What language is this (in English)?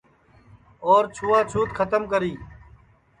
Sansi